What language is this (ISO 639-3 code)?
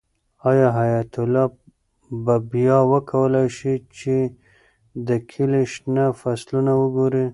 pus